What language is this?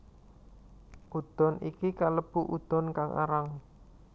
Javanese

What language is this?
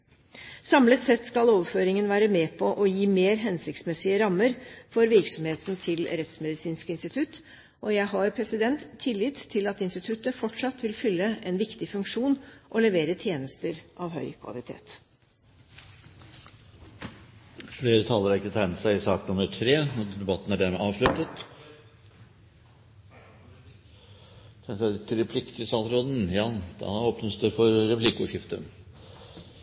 Norwegian Bokmål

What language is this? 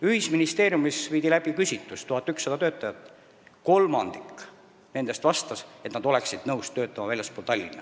Estonian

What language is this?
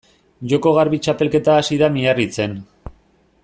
Basque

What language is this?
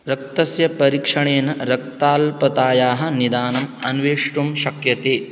Sanskrit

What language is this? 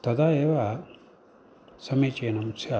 Sanskrit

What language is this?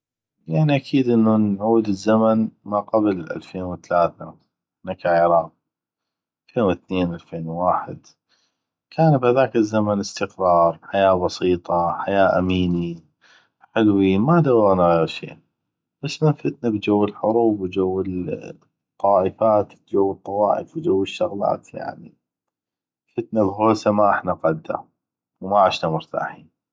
North Mesopotamian Arabic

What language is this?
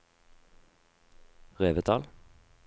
Norwegian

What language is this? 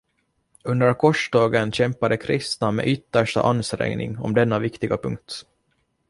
Swedish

